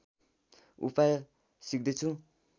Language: Nepali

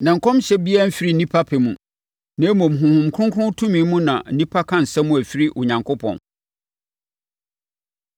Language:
Akan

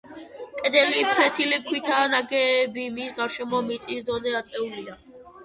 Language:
Georgian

